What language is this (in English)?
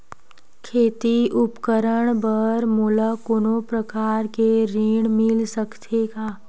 Chhattisgarhi